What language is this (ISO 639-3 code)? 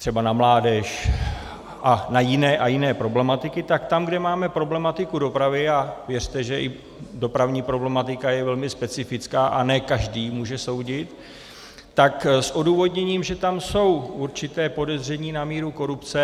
ces